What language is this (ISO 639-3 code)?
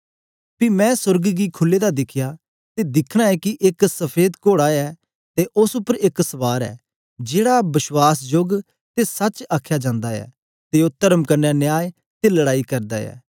doi